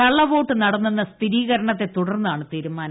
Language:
Malayalam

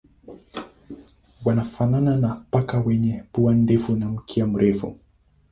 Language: Swahili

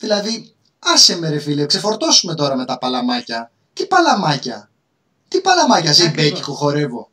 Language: Greek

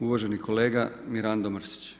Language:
Croatian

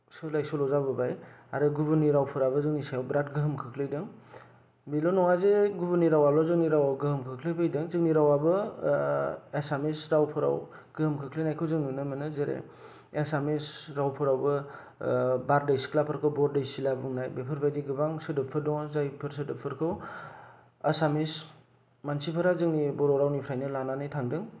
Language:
Bodo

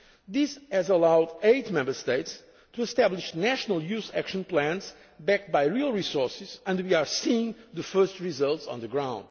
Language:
English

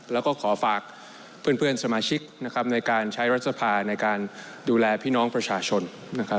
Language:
Thai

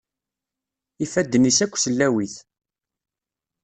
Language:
Kabyle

